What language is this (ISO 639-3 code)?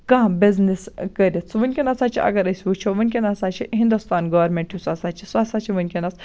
kas